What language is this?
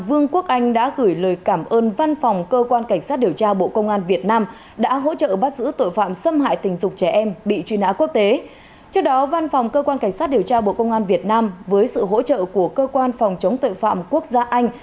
Vietnamese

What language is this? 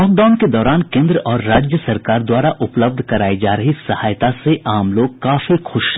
Hindi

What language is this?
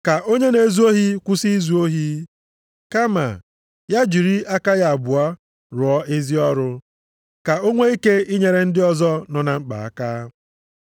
Igbo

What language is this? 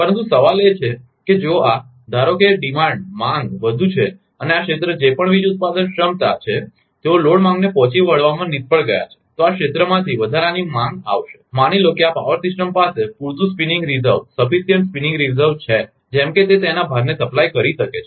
Gujarati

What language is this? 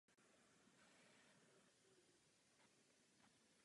Czech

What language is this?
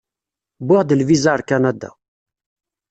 Kabyle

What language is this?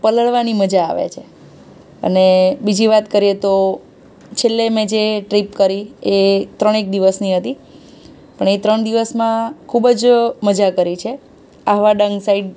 Gujarati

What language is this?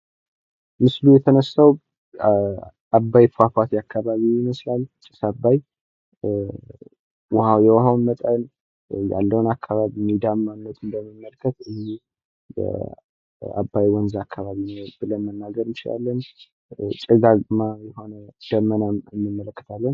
Amharic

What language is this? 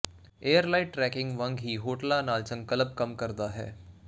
Punjabi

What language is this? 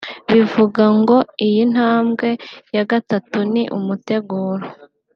Kinyarwanda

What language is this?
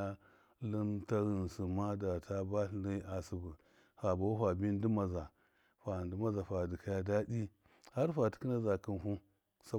Miya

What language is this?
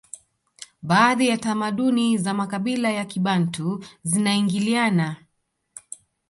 Swahili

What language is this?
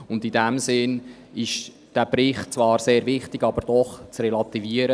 Swiss German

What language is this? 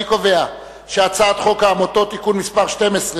Hebrew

